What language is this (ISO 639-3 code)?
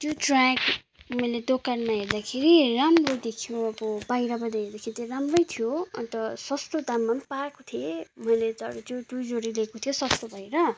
nep